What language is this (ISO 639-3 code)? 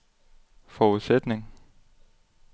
dan